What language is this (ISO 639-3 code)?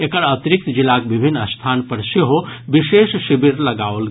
mai